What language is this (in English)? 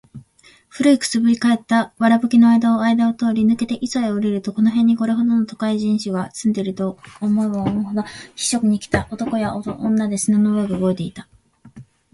Japanese